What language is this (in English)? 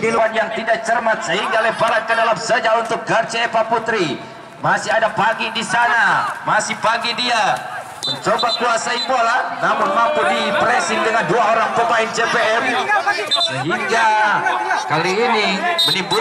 Indonesian